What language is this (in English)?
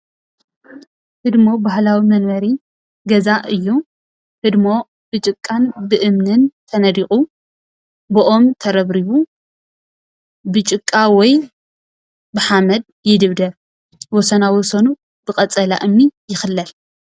Tigrinya